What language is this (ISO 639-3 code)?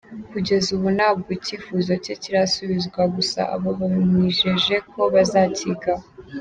kin